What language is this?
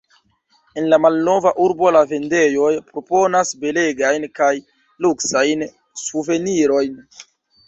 Esperanto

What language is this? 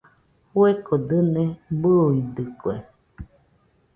Nüpode Huitoto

